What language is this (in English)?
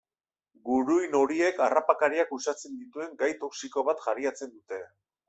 Basque